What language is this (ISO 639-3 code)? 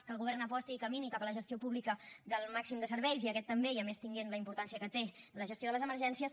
cat